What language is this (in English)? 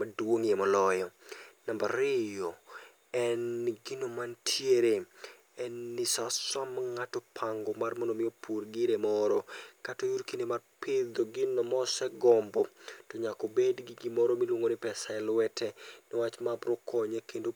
Luo (Kenya and Tanzania)